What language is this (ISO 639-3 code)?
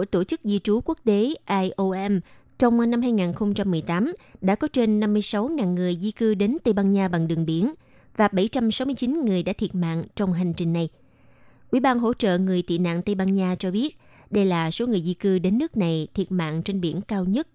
vie